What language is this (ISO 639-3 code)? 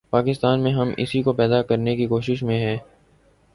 urd